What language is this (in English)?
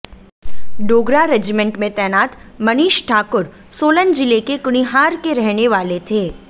Hindi